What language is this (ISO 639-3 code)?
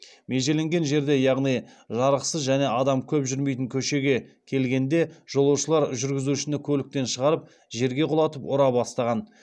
kaz